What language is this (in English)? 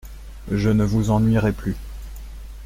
French